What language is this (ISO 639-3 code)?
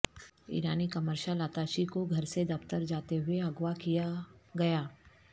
urd